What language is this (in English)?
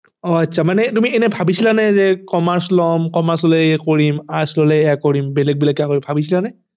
Assamese